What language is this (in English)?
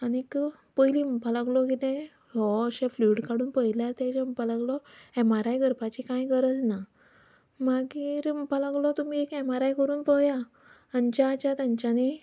Konkani